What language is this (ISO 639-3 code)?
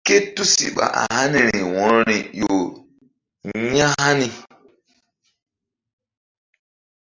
mdd